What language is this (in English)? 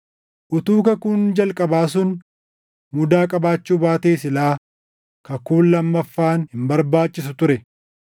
Oromo